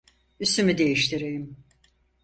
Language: Turkish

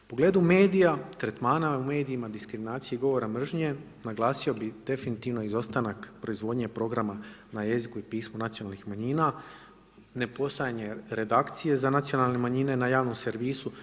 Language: Croatian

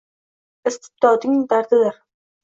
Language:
Uzbek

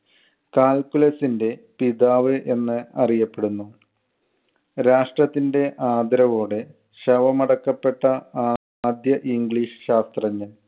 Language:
Malayalam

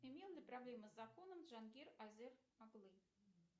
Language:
Russian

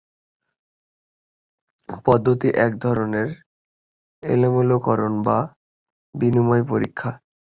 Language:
Bangla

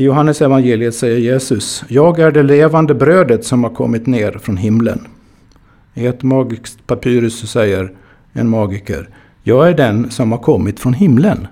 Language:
Swedish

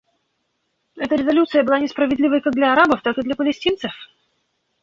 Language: Russian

